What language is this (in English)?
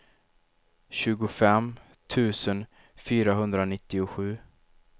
Swedish